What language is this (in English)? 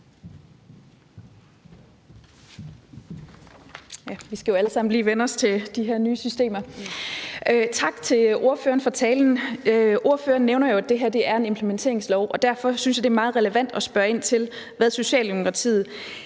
Danish